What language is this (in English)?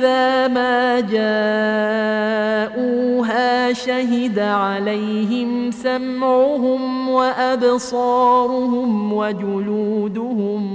Arabic